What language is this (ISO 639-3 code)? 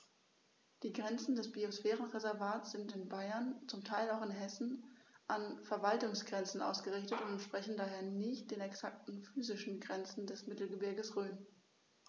deu